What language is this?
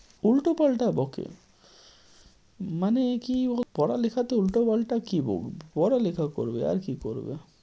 Bangla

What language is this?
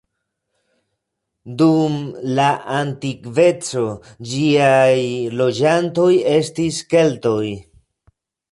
Esperanto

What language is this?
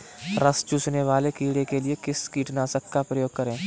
Hindi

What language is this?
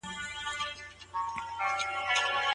Pashto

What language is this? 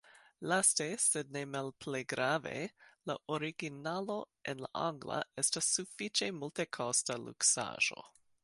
Esperanto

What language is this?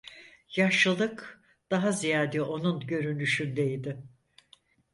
Turkish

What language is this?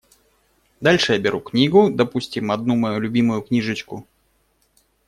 Russian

